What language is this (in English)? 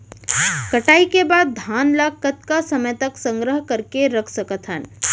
Chhattisgarhi